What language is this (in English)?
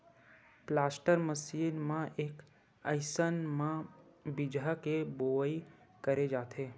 Chhattisgarhi